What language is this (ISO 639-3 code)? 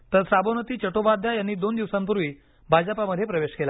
mar